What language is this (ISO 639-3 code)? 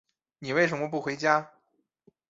zho